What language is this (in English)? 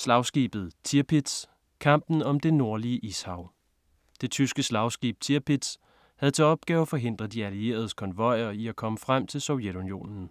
Danish